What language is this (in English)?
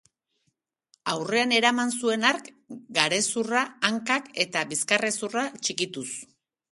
Basque